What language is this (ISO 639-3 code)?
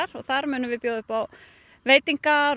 isl